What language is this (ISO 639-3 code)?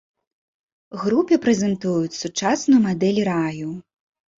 bel